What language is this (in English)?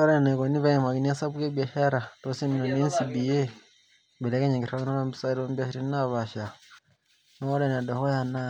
Masai